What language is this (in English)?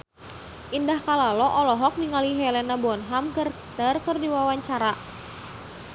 Sundanese